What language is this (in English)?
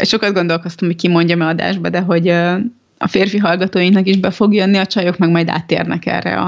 Hungarian